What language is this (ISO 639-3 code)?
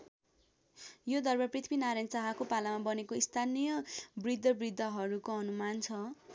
nep